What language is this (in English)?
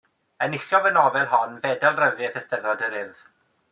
Welsh